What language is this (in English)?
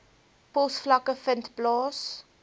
Afrikaans